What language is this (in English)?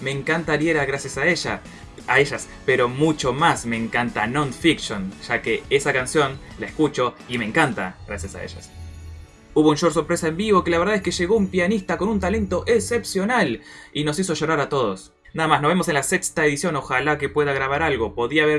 Spanish